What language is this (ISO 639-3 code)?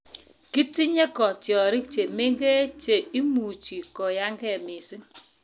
kln